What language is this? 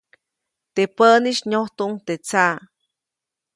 Copainalá Zoque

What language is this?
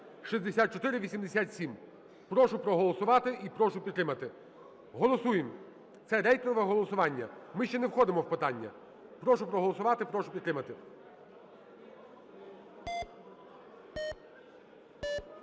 Ukrainian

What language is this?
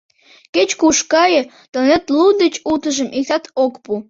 Mari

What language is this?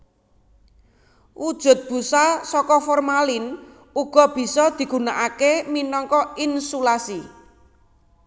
Javanese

